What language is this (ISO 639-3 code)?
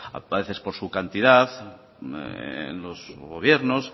spa